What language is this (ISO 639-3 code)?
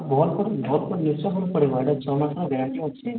ori